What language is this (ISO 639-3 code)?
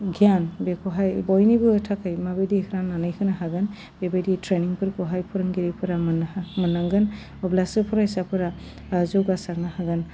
brx